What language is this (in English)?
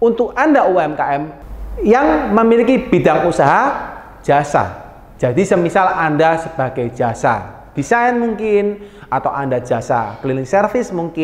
Indonesian